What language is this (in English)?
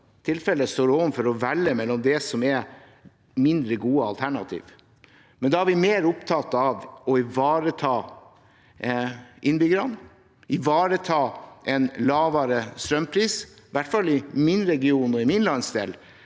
Norwegian